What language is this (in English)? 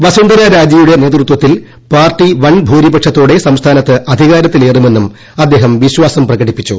Malayalam